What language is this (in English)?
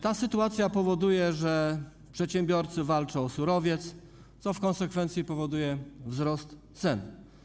Polish